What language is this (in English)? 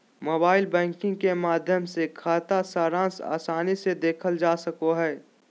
Magahi